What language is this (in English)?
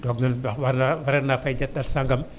Wolof